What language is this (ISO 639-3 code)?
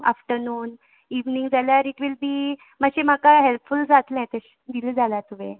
kok